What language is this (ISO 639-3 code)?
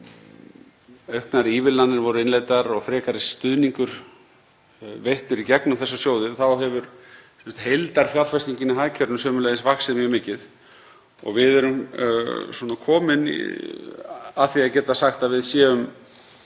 isl